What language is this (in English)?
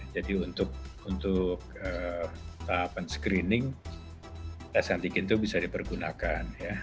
Indonesian